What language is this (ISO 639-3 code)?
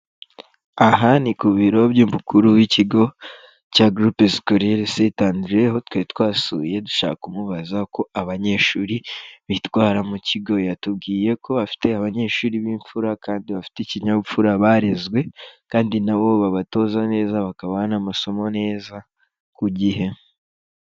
kin